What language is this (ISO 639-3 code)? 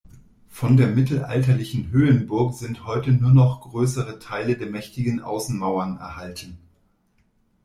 deu